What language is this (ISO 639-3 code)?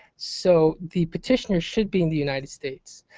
eng